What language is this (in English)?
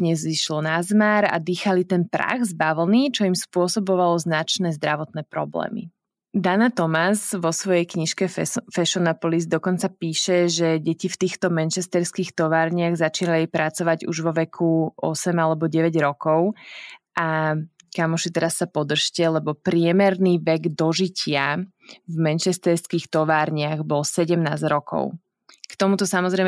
Slovak